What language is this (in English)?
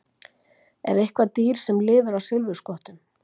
Icelandic